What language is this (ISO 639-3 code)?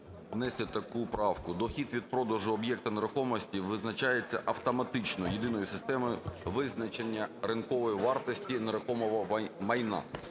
ukr